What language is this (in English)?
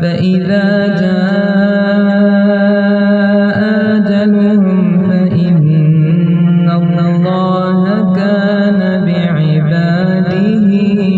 Arabic